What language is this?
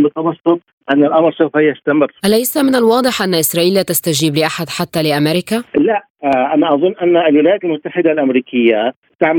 Arabic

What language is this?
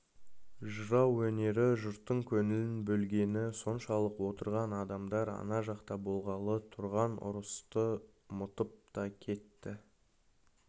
Kazakh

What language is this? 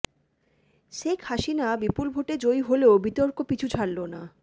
Bangla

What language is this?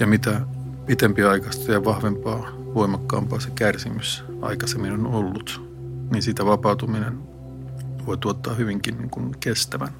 Finnish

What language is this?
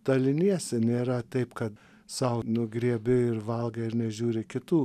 Lithuanian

